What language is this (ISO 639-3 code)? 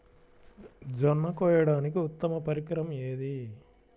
tel